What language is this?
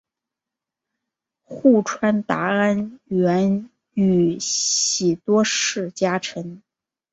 Chinese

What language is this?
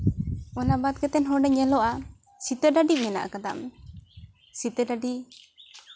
Santali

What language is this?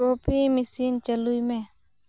Santali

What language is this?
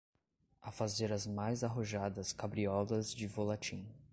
Portuguese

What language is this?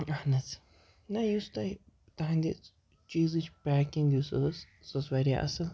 Kashmiri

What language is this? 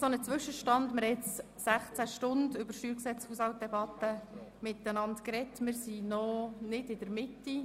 Swiss German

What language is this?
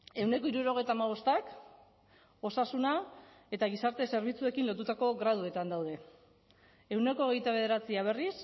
Basque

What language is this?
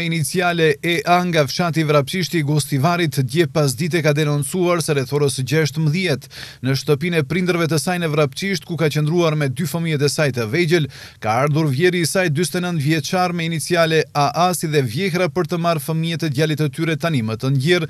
Romanian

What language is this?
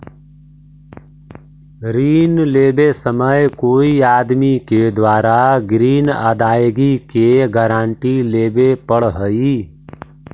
Magahi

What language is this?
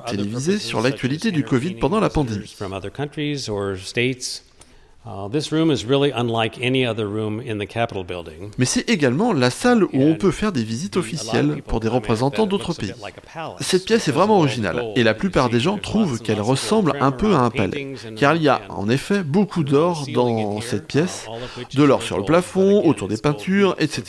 French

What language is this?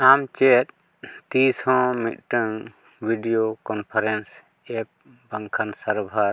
Santali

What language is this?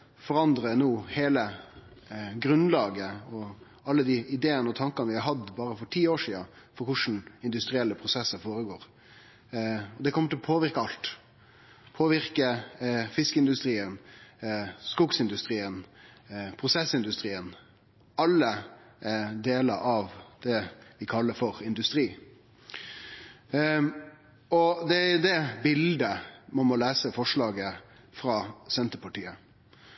Norwegian Nynorsk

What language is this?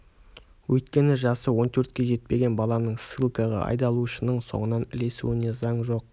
Kazakh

